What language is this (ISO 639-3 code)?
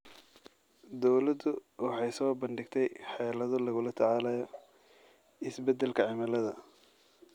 som